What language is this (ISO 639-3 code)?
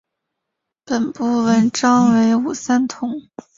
zho